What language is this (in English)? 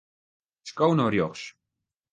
Western Frisian